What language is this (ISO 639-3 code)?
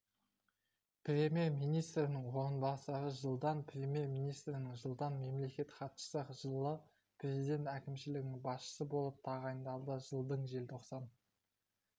kaz